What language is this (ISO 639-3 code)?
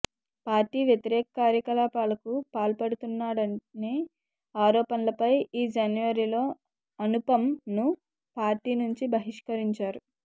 tel